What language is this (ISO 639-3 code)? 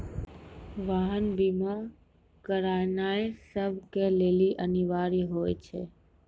mai